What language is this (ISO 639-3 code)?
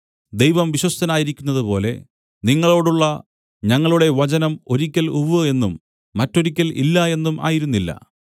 mal